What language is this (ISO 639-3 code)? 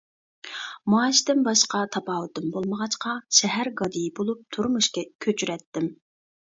uig